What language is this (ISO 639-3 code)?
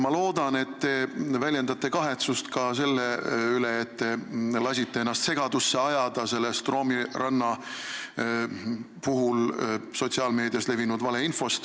est